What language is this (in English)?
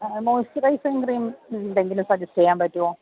Malayalam